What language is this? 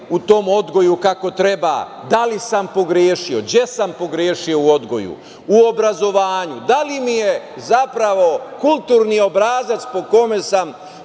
Serbian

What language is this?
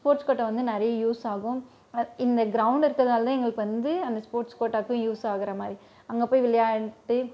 Tamil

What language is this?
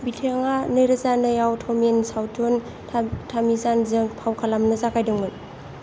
Bodo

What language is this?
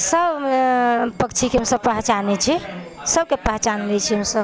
Maithili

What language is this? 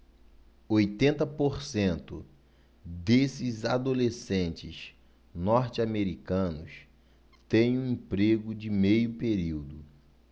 Portuguese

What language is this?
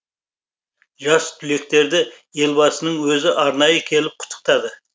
Kazakh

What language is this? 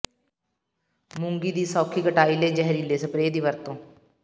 Punjabi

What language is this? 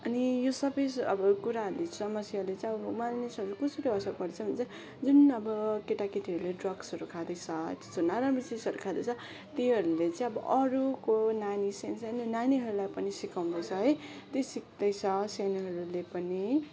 Nepali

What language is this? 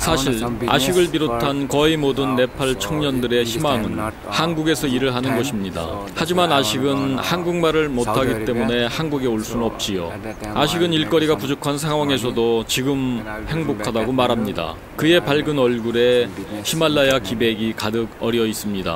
Korean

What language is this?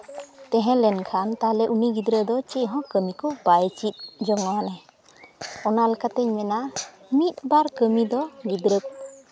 Santali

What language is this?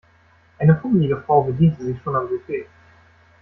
German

